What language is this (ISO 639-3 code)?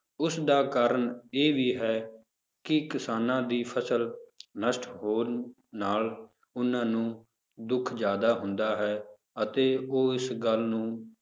pan